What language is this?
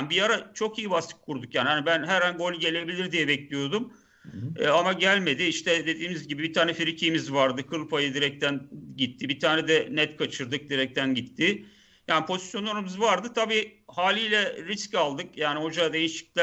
Turkish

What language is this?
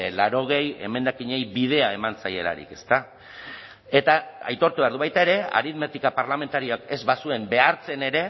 Basque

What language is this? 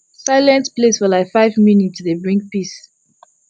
Nigerian Pidgin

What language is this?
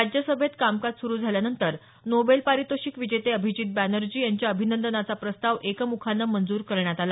Marathi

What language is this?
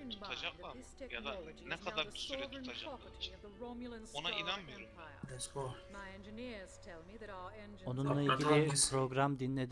Turkish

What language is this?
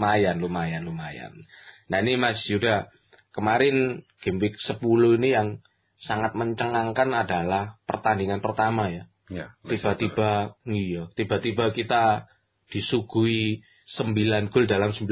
Indonesian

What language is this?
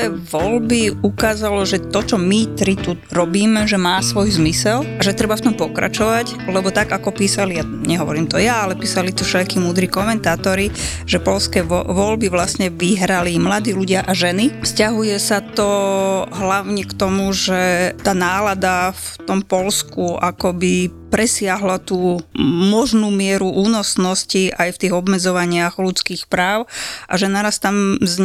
Slovak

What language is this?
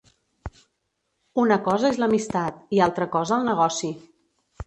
Catalan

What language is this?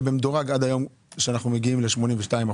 Hebrew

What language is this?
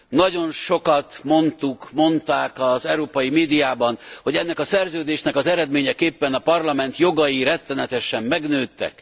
Hungarian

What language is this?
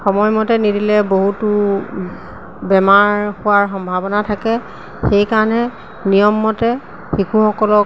Assamese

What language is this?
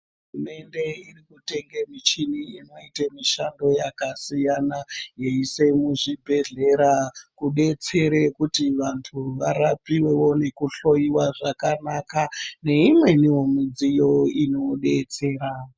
Ndau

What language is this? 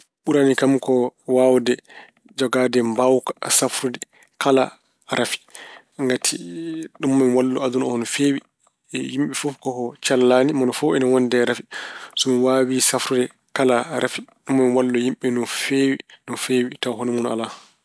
Fula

